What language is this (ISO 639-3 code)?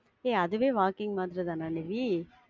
tam